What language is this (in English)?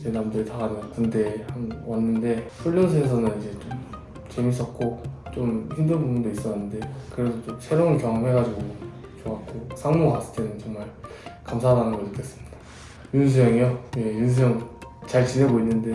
Korean